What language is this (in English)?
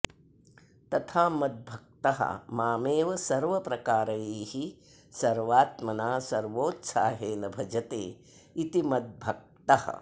Sanskrit